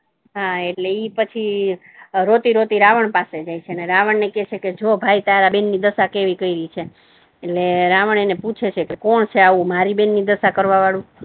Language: Gujarati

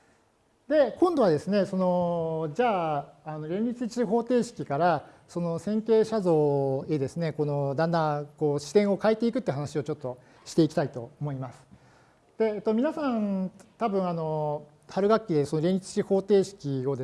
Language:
Japanese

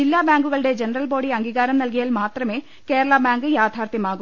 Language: Malayalam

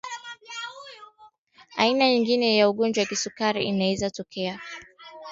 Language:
Swahili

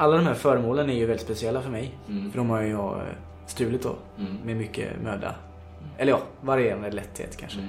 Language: Swedish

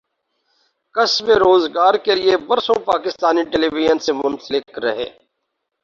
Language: Urdu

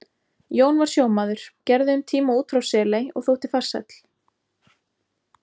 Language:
Icelandic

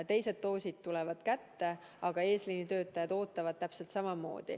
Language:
Estonian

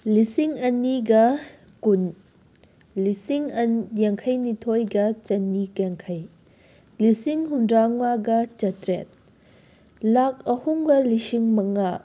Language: Manipuri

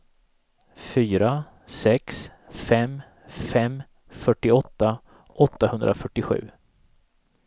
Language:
Swedish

